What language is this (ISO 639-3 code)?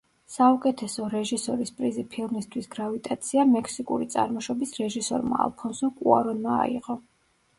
kat